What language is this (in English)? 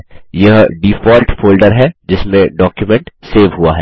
Hindi